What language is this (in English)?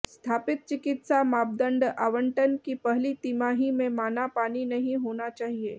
Hindi